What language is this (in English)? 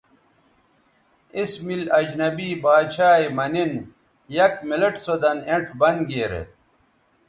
Bateri